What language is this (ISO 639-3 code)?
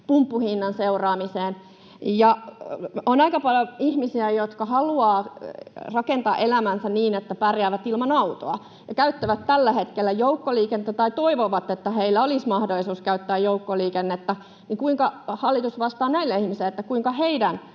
fin